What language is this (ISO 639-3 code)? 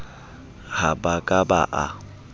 sot